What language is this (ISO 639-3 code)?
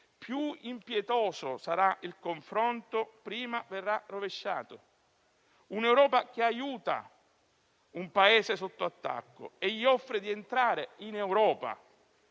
ita